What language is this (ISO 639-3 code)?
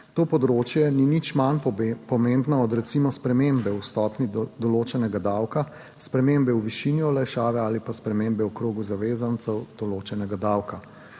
slv